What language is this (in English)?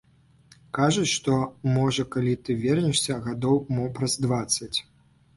Belarusian